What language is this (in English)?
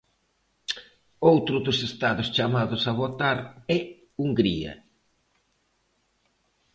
Galician